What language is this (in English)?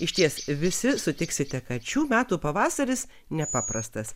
Lithuanian